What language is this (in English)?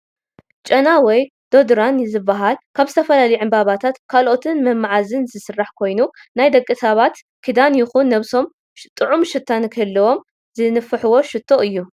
Tigrinya